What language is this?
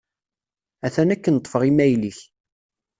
Kabyle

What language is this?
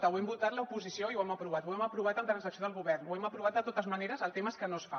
Catalan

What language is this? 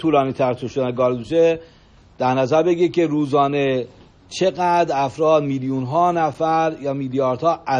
Persian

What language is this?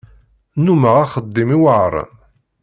Kabyle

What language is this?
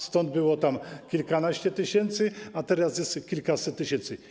Polish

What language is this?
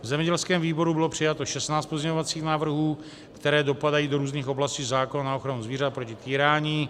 Czech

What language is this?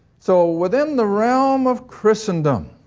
English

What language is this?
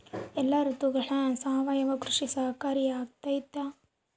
Kannada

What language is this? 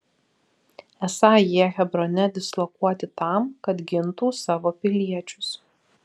Lithuanian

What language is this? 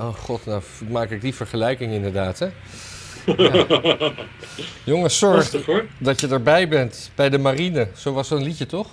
Dutch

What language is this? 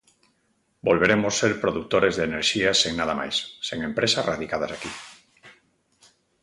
Galician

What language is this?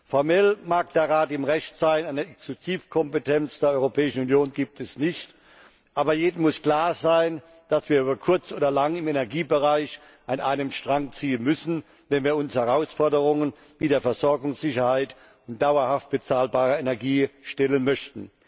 German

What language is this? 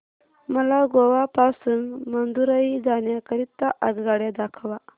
Marathi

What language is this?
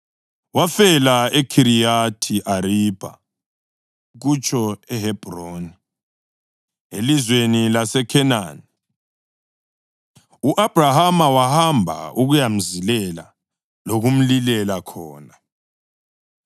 North Ndebele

